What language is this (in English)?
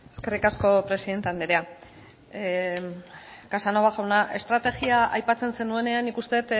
Basque